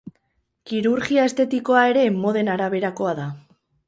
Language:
Basque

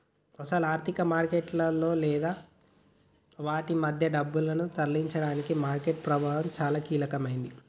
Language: Telugu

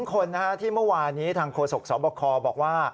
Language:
Thai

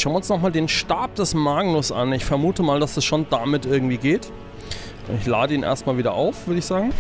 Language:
German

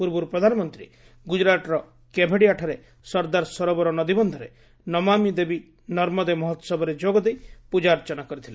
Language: Odia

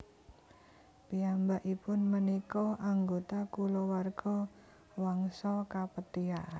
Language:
Javanese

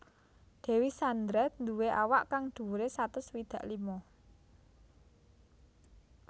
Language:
Javanese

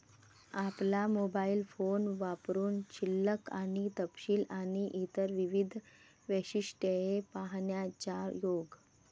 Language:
Marathi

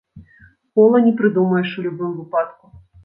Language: Belarusian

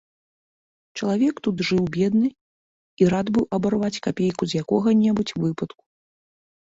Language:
Belarusian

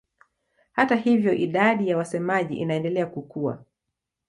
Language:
Swahili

